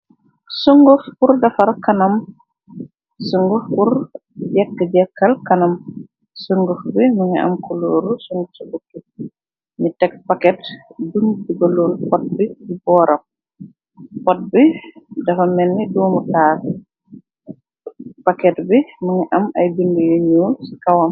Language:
Wolof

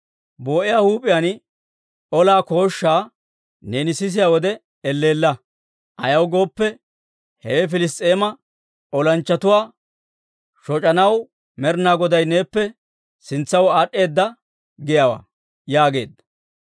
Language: Dawro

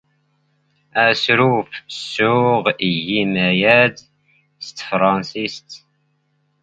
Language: Standard Moroccan Tamazight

